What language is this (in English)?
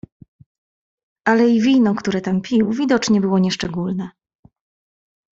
Polish